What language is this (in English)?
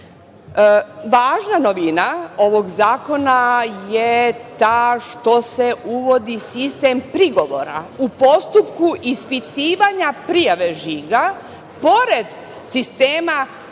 Serbian